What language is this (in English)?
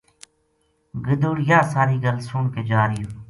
Gujari